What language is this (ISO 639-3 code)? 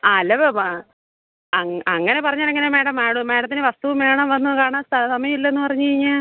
mal